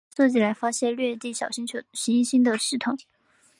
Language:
Chinese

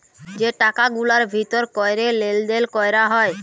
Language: Bangla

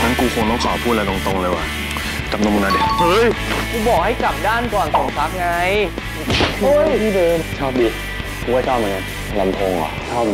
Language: Thai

